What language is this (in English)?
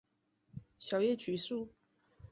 Chinese